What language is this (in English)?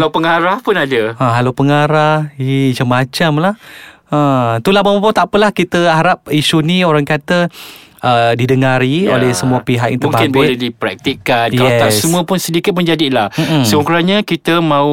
Malay